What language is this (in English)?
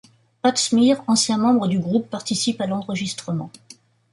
French